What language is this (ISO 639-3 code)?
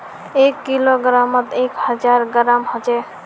mag